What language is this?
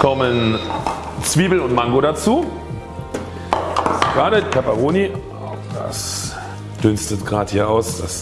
German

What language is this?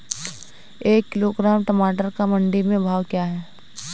Hindi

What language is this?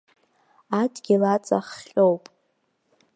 Abkhazian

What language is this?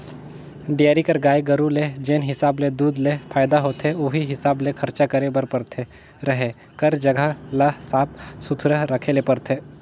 Chhattisgarhi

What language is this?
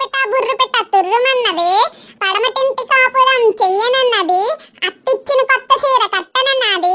Indonesian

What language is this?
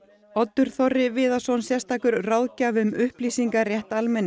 Icelandic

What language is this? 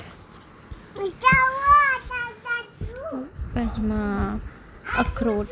Dogri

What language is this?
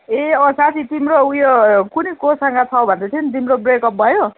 Nepali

